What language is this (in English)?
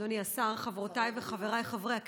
Hebrew